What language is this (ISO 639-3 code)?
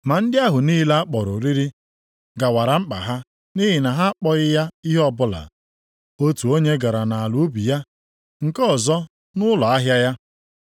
ibo